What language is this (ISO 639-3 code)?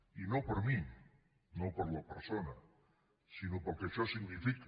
cat